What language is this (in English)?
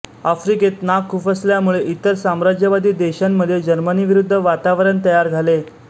Marathi